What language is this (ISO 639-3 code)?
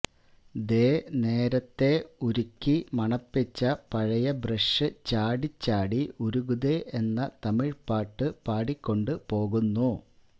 mal